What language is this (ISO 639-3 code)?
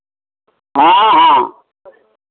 mai